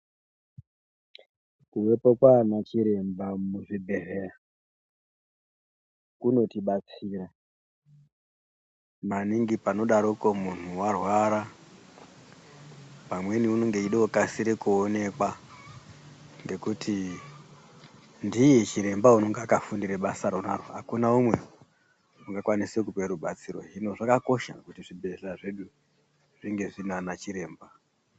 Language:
Ndau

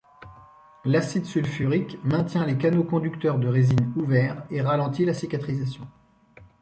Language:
French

